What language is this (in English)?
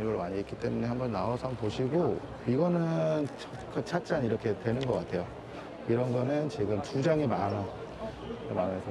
Korean